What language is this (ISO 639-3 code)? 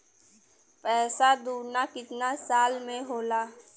bho